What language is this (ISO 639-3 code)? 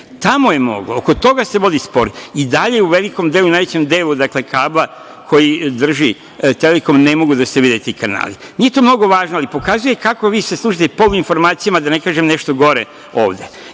srp